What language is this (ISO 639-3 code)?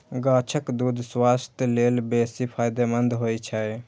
mai